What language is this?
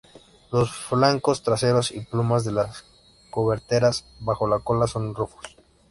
Spanish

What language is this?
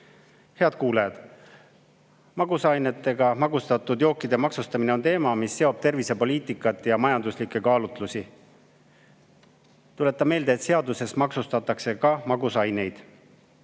Estonian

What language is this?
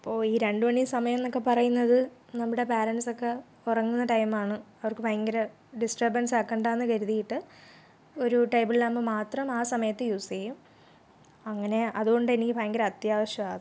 Malayalam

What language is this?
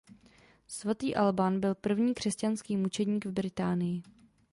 Czech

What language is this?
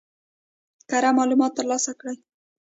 Pashto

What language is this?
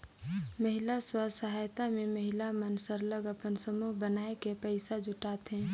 Chhattisgarhi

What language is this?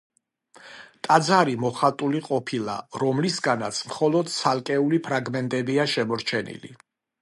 Georgian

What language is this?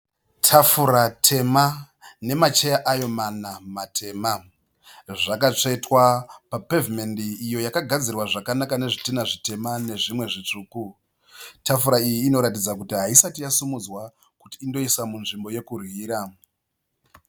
Shona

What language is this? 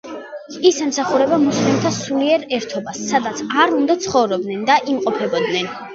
Georgian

